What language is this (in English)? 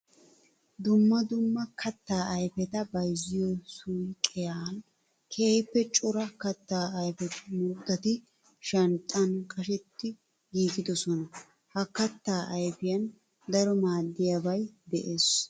Wolaytta